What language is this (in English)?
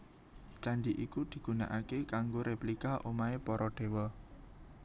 Javanese